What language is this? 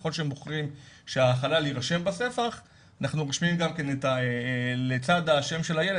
Hebrew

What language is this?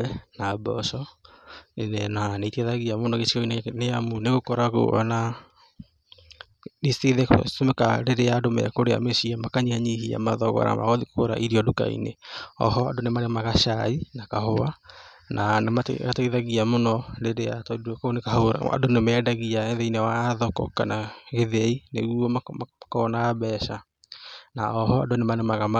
Kikuyu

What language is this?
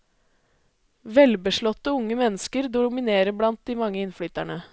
Norwegian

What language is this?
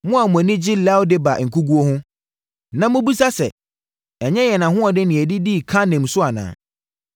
Akan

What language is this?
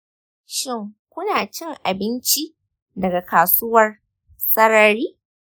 Hausa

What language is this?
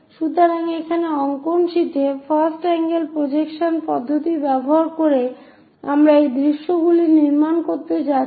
Bangla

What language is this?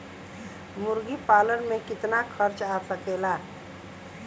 Bhojpuri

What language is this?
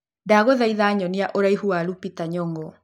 Kikuyu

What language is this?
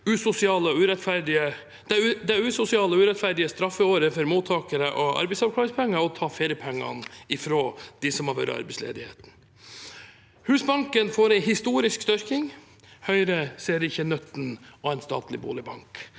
Norwegian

